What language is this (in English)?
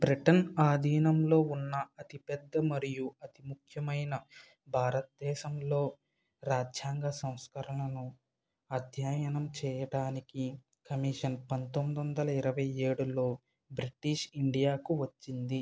Telugu